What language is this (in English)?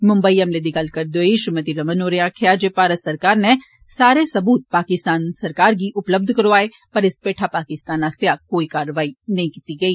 Dogri